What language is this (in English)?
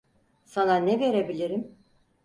Turkish